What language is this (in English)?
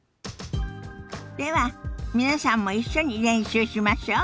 Japanese